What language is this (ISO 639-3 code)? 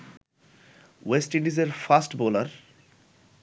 ben